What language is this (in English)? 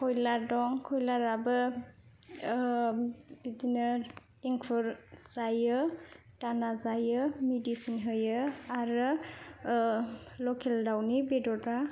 Bodo